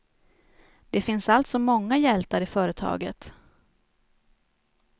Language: Swedish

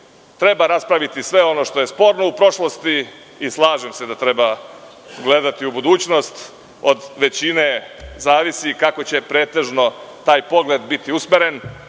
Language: Serbian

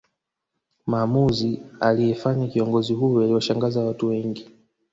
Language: Swahili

